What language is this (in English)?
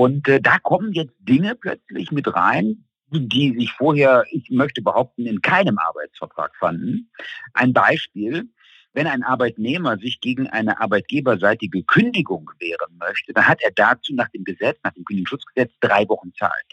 German